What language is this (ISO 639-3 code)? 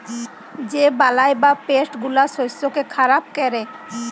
ben